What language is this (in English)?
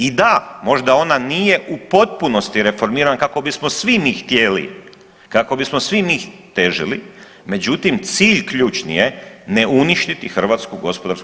Croatian